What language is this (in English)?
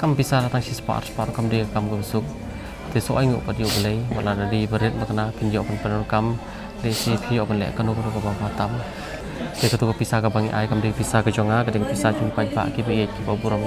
Indonesian